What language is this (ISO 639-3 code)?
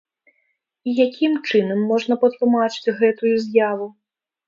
bel